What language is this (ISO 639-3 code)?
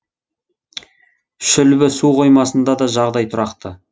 kaz